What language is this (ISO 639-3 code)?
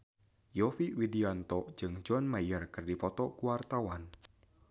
sun